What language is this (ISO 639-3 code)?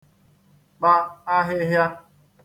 ibo